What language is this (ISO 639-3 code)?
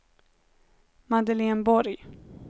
swe